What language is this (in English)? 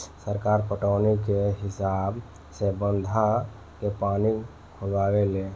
Bhojpuri